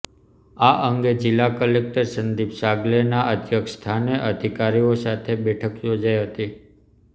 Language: Gujarati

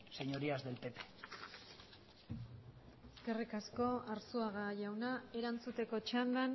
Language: Basque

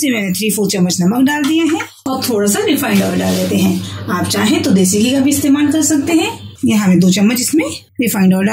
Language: Hindi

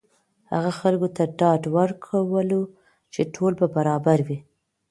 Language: Pashto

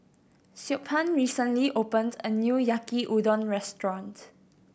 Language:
English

